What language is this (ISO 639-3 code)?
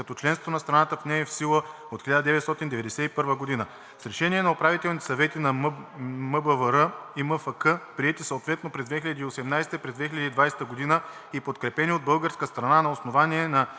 bul